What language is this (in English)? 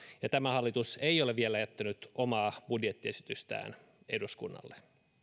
Finnish